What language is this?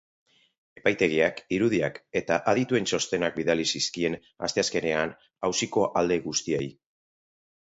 Basque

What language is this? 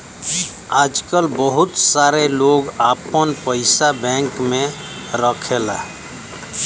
Bhojpuri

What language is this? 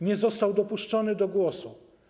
Polish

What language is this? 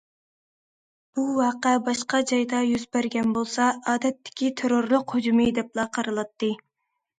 Uyghur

